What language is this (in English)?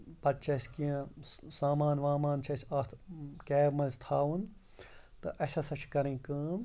Kashmiri